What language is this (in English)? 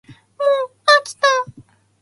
Japanese